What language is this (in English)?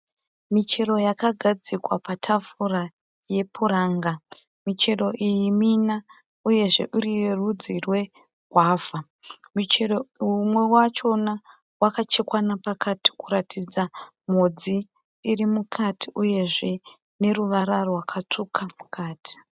Shona